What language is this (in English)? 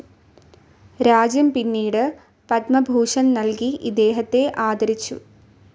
Malayalam